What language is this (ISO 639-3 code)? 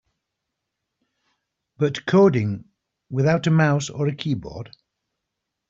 eng